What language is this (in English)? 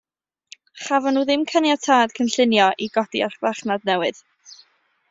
Welsh